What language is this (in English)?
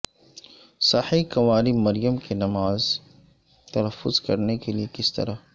Urdu